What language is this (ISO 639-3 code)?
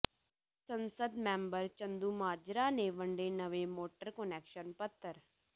pan